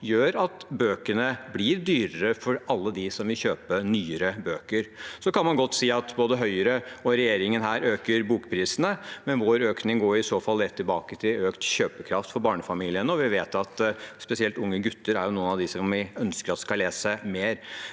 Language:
Norwegian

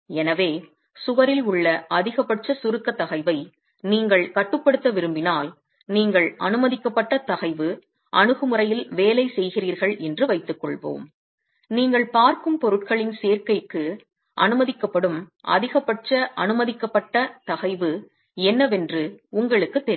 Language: Tamil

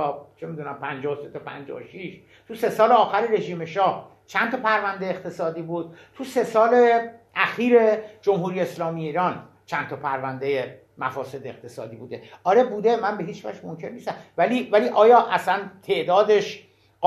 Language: Persian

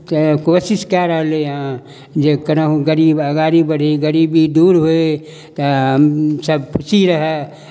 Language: Maithili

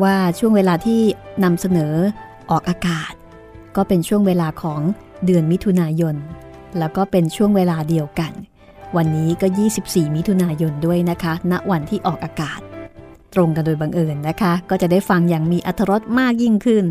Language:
Thai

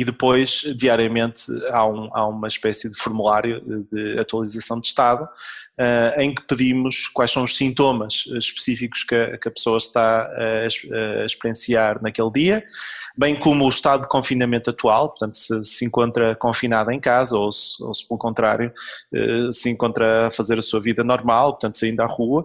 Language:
Portuguese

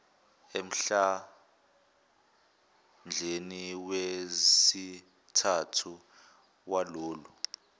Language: Zulu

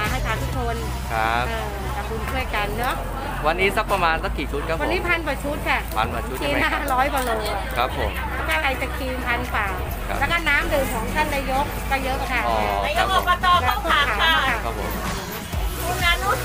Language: Thai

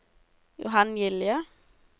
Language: Norwegian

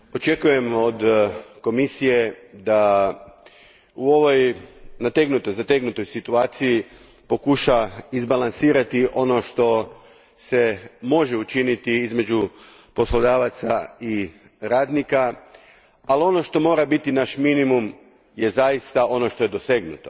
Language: Croatian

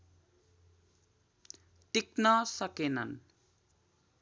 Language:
Nepali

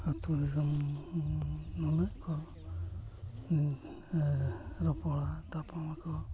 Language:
Santali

